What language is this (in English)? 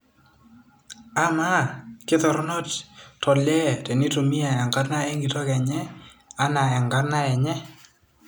Masai